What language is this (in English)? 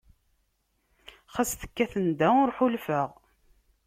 Kabyle